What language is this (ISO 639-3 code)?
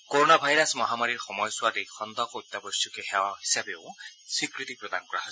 asm